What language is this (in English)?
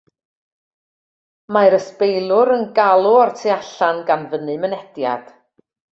Welsh